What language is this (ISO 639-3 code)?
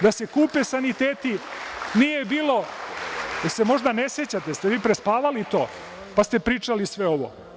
srp